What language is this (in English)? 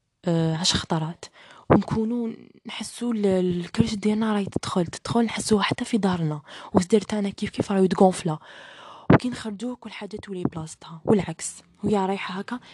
Arabic